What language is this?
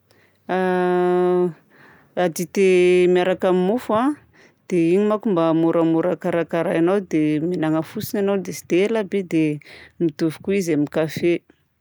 Southern Betsimisaraka Malagasy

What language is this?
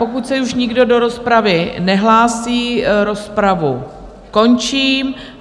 Czech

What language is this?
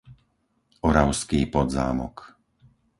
Slovak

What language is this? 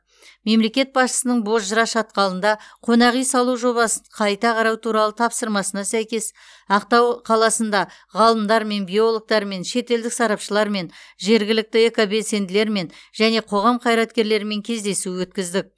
Kazakh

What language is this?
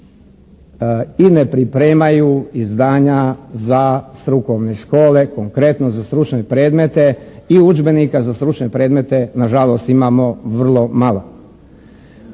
Croatian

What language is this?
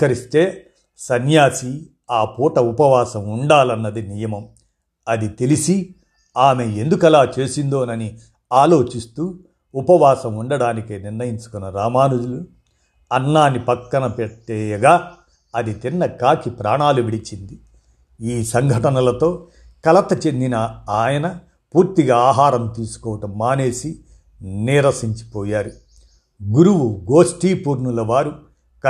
Telugu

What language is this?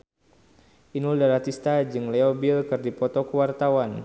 Sundanese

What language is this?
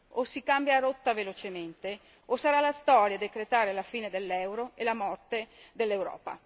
Italian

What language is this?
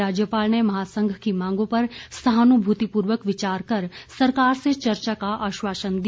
Hindi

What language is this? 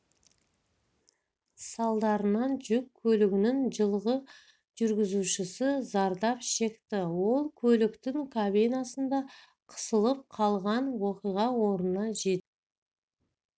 Kazakh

